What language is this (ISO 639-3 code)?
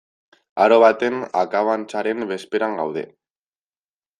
eus